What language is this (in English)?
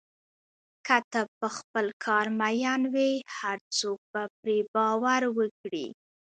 Pashto